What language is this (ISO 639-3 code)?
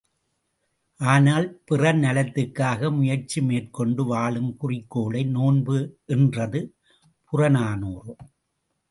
tam